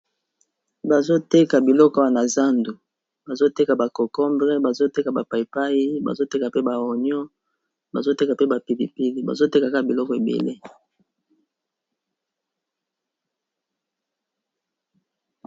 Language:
Lingala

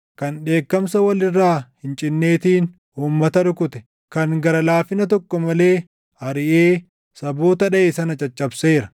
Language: Oromo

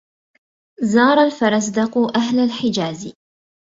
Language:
Arabic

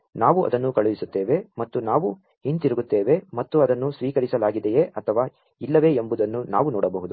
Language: Kannada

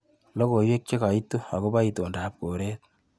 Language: Kalenjin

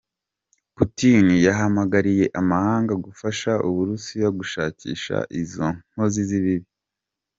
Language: Kinyarwanda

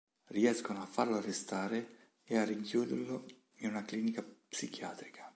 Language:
Italian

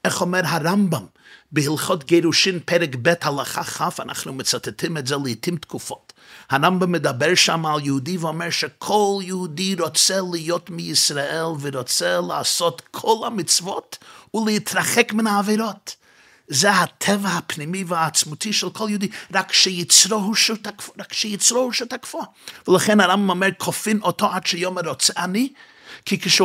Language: Hebrew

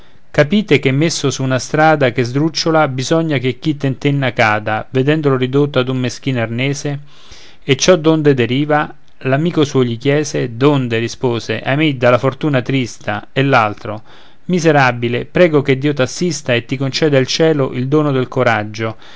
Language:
Italian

